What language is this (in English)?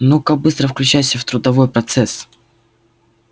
Russian